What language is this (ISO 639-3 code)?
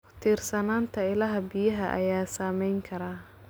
som